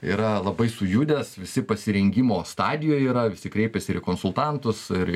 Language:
Lithuanian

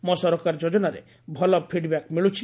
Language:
Odia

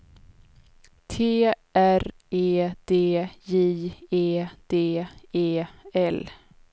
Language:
Swedish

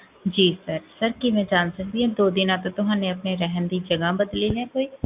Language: Punjabi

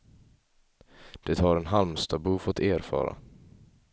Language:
Swedish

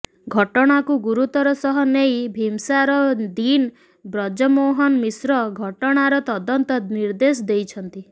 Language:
Odia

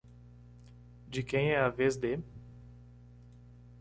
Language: Portuguese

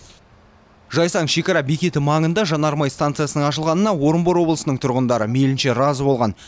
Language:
Kazakh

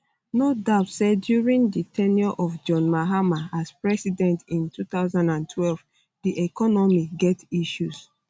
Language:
Nigerian Pidgin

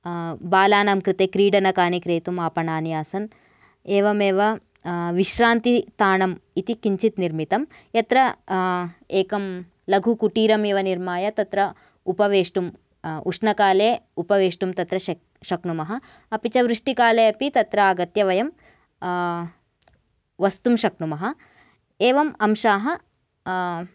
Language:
Sanskrit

